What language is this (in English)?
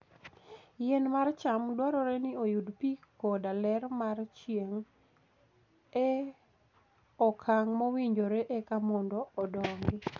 Luo (Kenya and Tanzania)